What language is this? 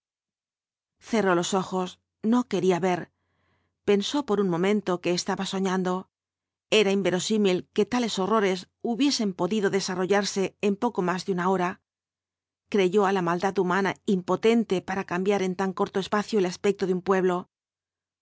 Spanish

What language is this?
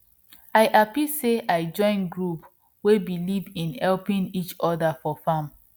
Nigerian Pidgin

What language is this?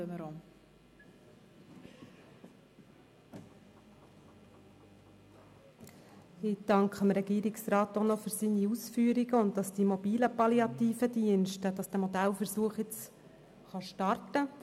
Swiss German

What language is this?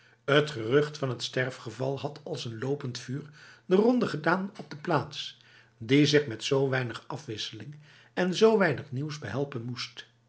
Dutch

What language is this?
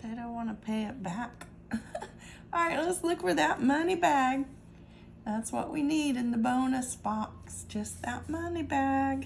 English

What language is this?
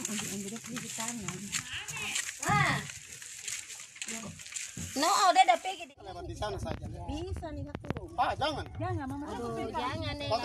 Indonesian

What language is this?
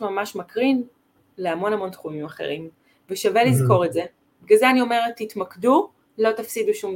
Hebrew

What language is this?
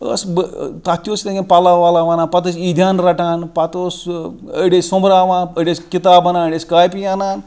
Kashmiri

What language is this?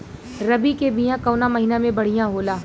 Bhojpuri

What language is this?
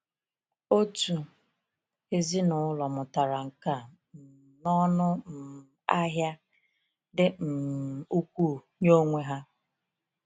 Igbo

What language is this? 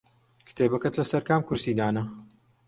Central Kurdish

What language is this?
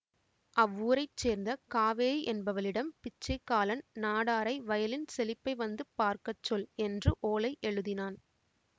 Tamil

